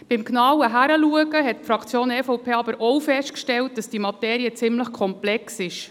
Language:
Swiss German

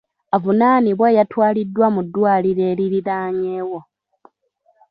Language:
Ganda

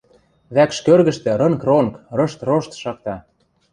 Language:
Western Mari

